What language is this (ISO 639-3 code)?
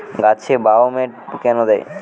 ben